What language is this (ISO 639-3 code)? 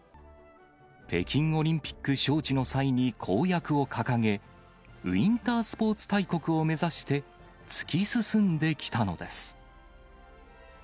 jpn